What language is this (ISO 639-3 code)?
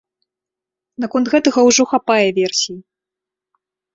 bel